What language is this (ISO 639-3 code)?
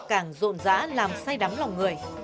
vie